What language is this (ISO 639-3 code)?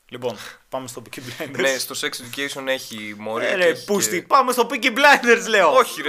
ell